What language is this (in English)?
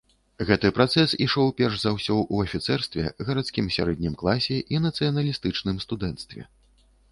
Belarusian